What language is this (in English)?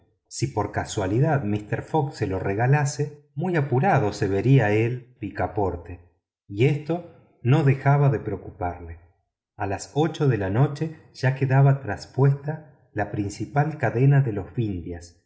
Spanish